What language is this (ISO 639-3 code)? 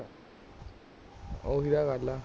pan